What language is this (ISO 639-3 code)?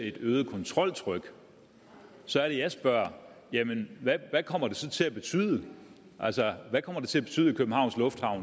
dan